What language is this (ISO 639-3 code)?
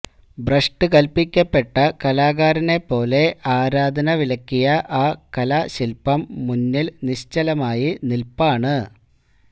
mal